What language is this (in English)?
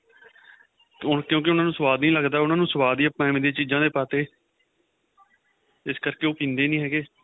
Punjabi